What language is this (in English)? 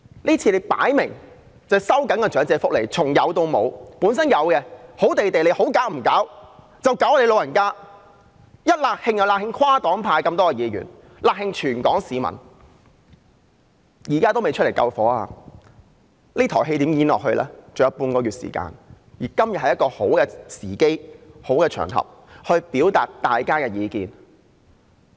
Cantonese